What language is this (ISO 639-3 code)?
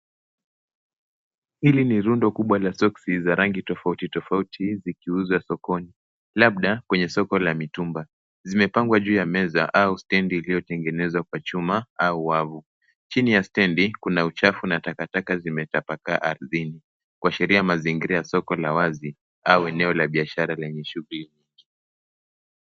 swa